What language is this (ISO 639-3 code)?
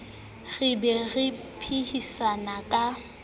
sot